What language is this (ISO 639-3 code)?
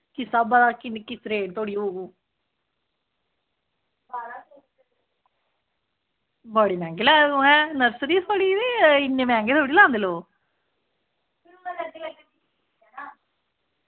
doi